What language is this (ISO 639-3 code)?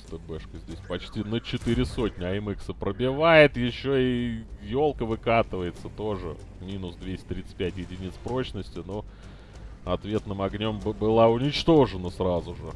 rus